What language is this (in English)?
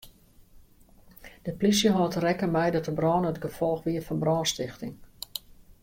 Western Frisian